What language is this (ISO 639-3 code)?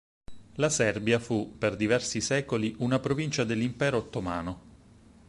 ita